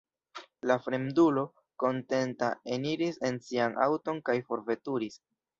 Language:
Esperanto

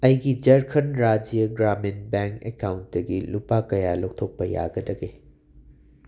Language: Manipuri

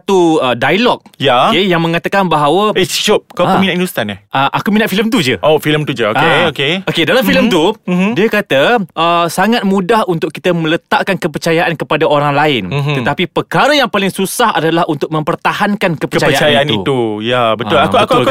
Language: Malay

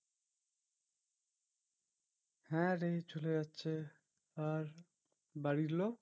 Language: Bangla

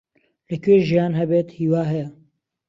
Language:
Central Kurdish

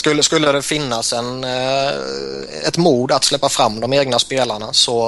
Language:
Swedish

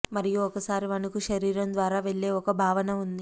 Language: Telugu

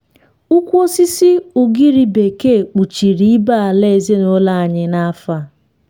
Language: Igbo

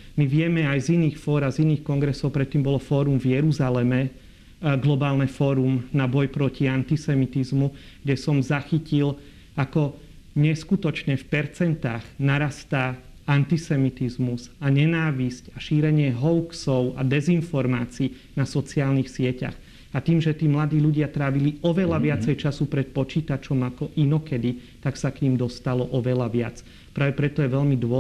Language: Slovak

